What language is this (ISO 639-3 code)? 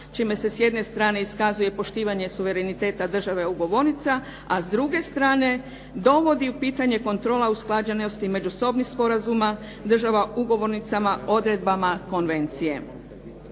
hrv